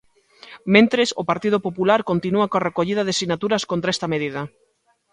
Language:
Galician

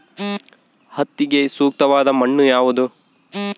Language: Kannada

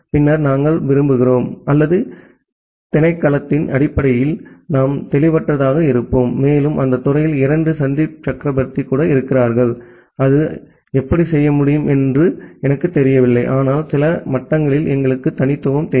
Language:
Tamil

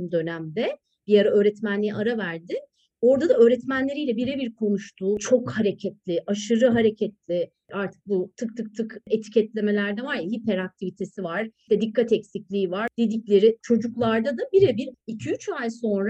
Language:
Turkish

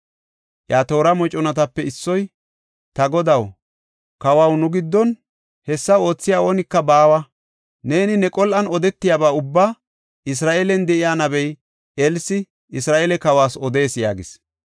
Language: Gofa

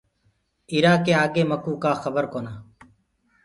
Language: Gurgula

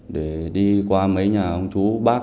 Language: Vietnamese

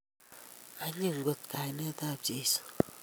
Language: Kalenjin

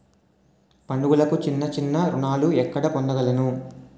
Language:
Telugu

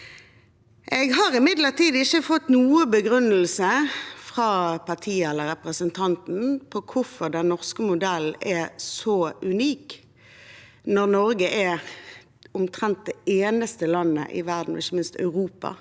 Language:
Norwegian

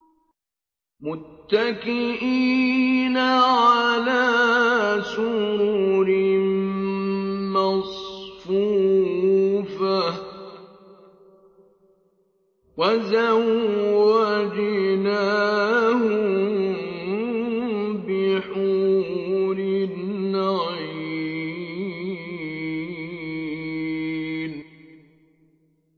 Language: Arabic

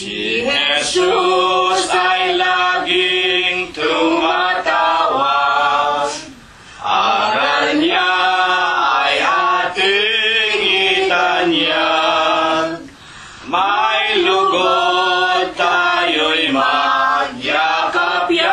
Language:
Filipino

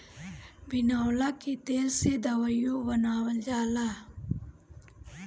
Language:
Bhojpuri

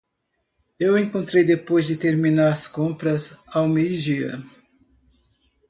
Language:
Portuguese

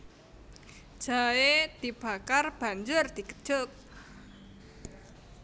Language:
Javanese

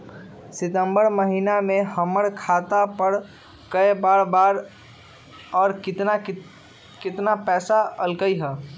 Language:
Magahi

